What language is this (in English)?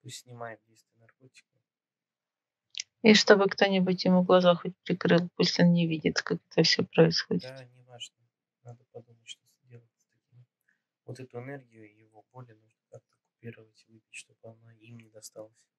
Russian